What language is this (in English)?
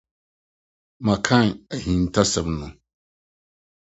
Akan